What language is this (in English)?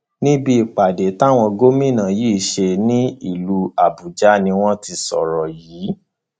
Yoruba